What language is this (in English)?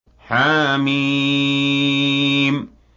Arabic